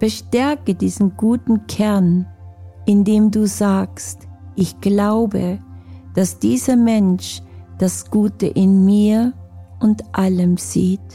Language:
German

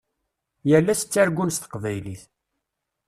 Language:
Kabyle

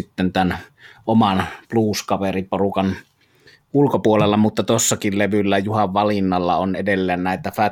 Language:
Finnish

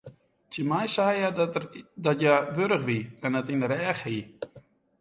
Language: Western Frisian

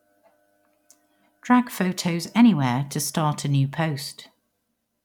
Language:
English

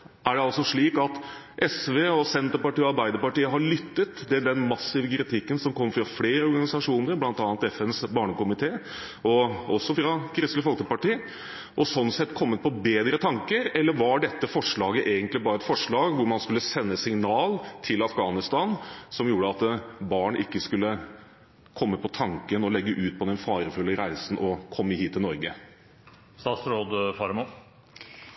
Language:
Norwegian Bokmål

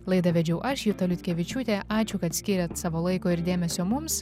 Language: Lithuanian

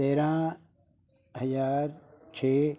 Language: Punjabi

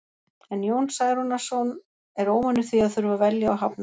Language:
Icelandic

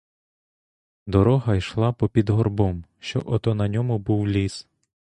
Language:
Ukrainian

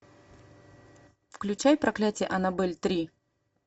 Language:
Russian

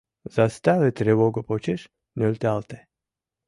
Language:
Mari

